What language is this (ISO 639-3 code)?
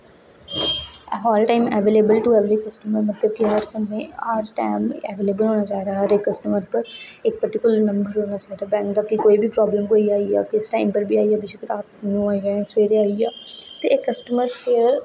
doi